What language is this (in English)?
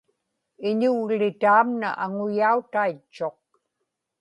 Inupiaq